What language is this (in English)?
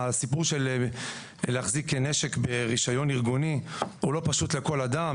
Hebrew